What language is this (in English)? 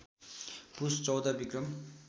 Nepali